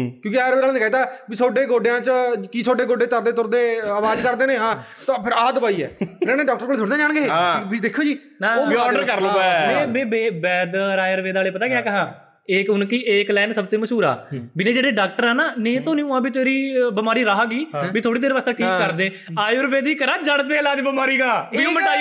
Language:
Punjabi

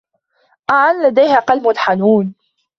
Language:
Arabic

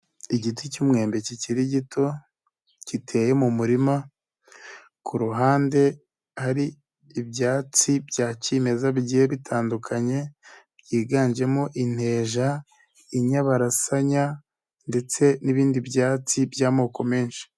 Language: Kinyarwanda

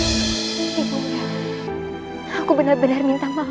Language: Indonesian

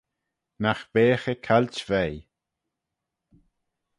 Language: Manx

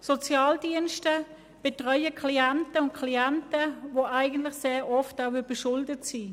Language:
Swiss German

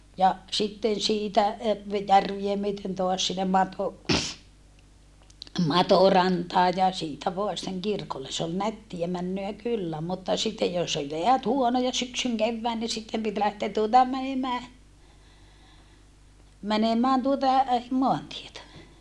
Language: Finnish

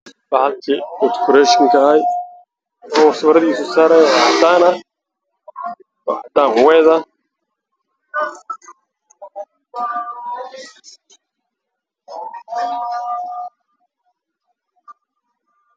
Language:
Somali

